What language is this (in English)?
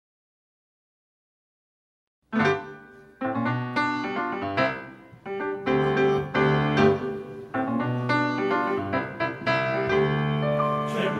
Romanian